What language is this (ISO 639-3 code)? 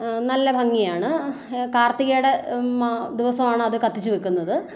mal